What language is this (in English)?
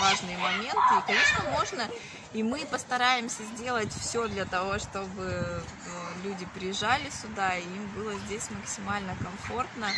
Russian